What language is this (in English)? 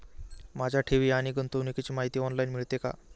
Marathi